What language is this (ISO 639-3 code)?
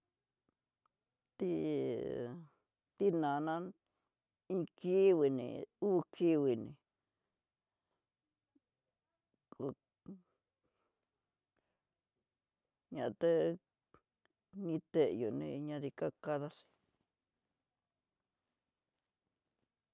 mtx